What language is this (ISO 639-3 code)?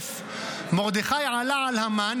heb